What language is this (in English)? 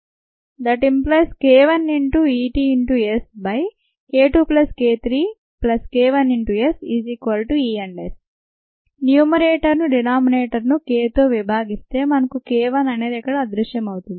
Telugu